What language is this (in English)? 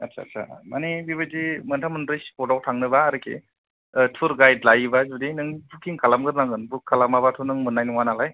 Bodo